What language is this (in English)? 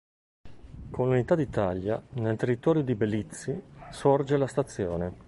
Italian